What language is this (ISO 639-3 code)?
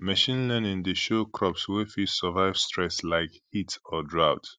pcm